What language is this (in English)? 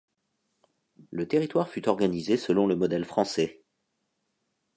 French